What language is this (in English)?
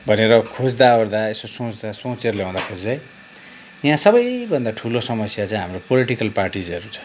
Nepali